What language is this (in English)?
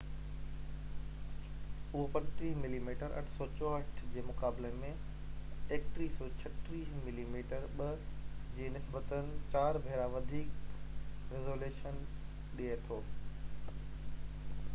Sindhi